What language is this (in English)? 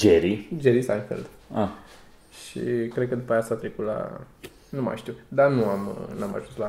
Romanian